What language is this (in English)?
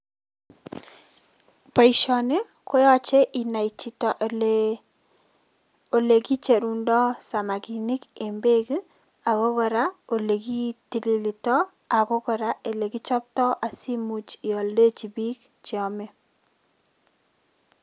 Kalenjin